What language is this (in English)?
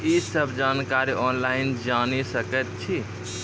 Maithili